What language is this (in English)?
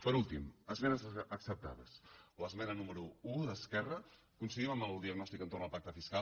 Catalan